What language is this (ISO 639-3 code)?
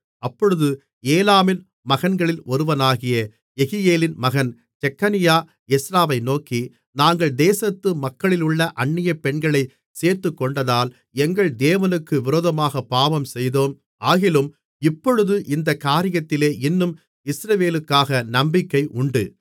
tam